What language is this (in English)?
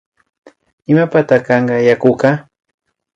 Imbabura Highland Quichua